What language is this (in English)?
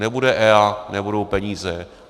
Czech